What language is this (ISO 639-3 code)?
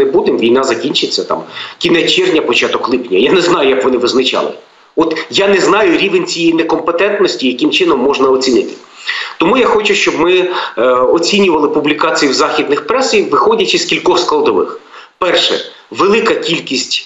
ukr